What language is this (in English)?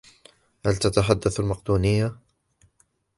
Arabic